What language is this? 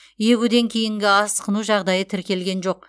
Kazakh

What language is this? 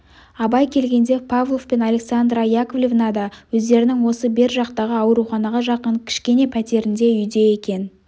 Kazakh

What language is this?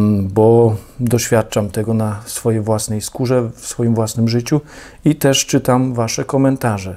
Polish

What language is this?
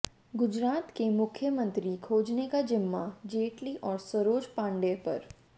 Hindi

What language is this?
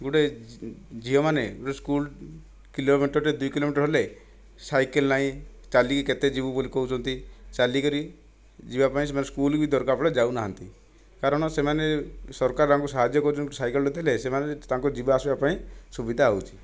Odia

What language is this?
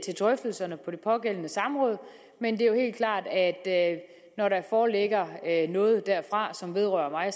Danish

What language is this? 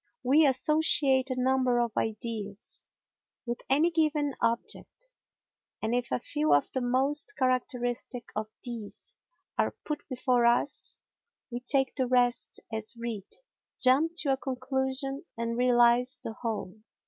English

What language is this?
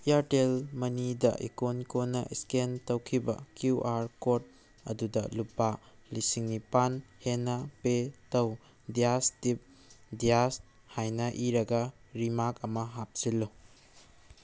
Manipuri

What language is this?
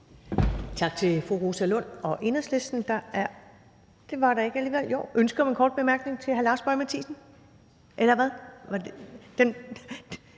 Danish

